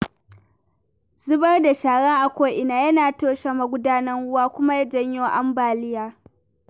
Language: Hausa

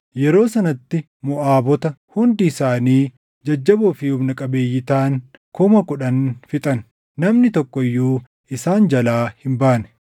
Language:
Oromo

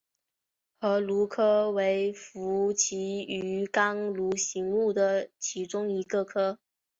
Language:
Chinese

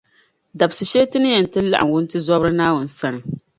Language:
Dagbani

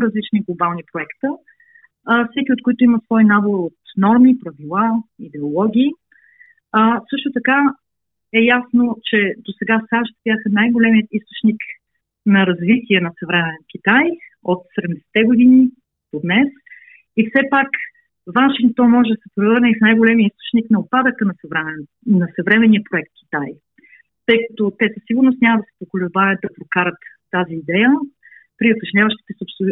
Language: Bulgarian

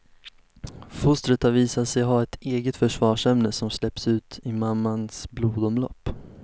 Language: Swedish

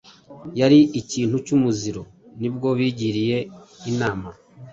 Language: Kinyarwanda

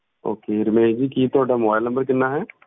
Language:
Punjabi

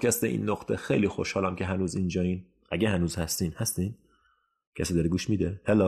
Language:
Persian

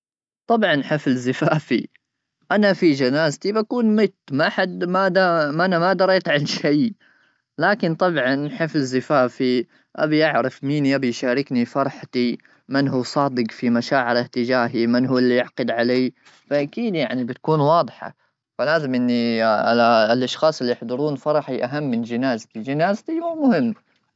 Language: Gulf Arabic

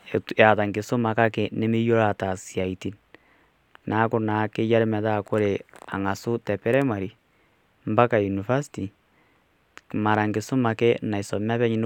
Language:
Masai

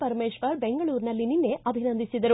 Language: Kannada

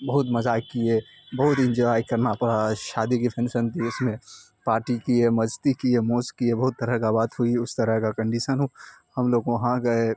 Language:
Urdu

